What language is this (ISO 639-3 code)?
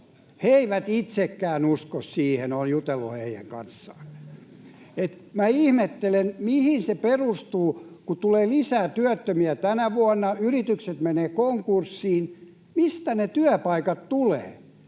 fin